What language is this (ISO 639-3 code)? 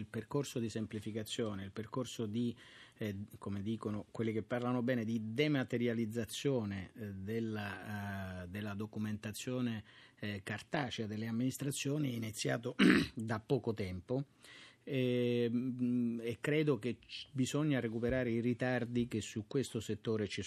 ita